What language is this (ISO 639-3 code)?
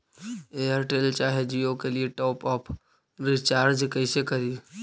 mag